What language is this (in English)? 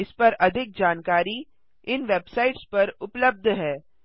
Hindi